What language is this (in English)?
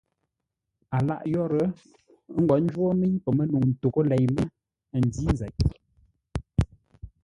Ngombale